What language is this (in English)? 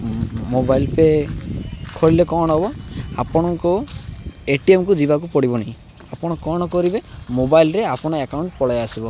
Odia